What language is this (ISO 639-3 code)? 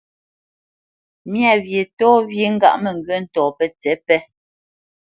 bce